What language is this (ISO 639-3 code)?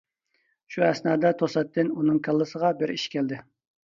uig